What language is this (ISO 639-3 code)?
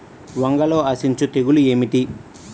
tel